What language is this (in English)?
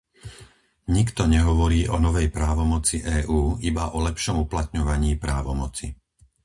Slovak